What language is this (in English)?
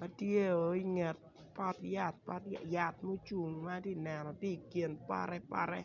Acoli